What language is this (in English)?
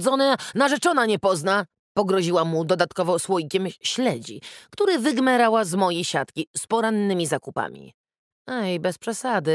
Polish